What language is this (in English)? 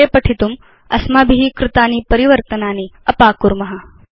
Sanskrit